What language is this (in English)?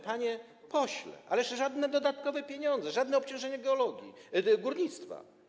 Polish